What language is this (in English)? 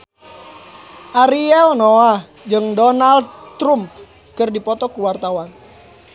Sundanese